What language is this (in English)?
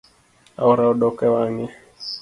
Luo (Kenya and Tanzania)